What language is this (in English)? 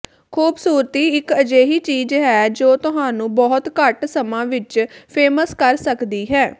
Punjabi